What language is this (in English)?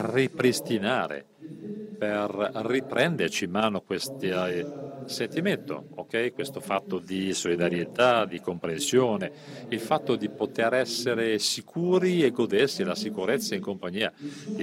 Italian